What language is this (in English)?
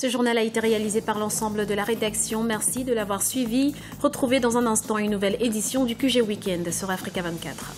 French